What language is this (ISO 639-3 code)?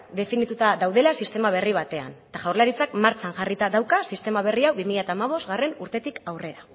eus